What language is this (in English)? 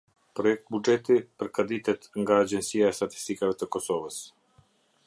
Albanian